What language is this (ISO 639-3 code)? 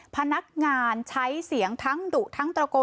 tha